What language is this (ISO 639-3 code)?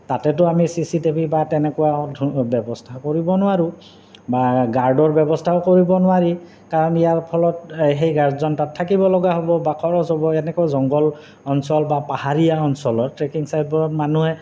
asm